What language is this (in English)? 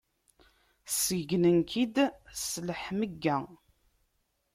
Kabyle